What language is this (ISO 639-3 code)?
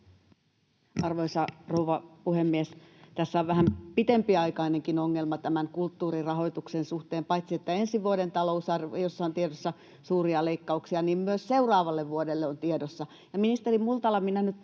fin